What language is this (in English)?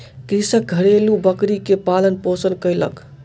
Maithili